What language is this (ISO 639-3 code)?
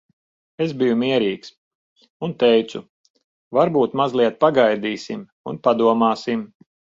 lav